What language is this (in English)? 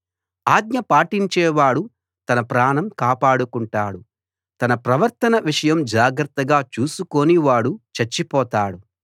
Telugu